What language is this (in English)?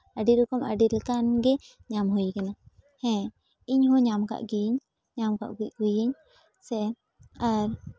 Santali